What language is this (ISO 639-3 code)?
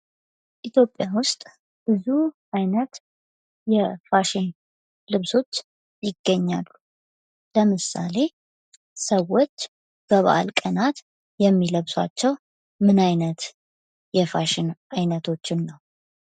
amh